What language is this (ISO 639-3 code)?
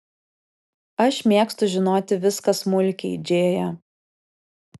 lit